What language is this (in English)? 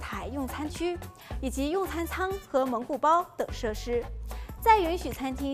Chinese